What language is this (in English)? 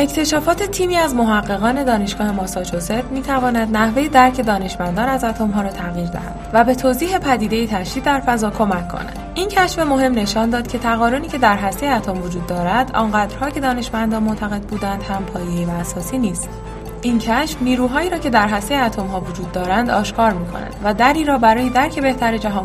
Persian